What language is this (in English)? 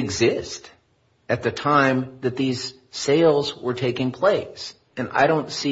English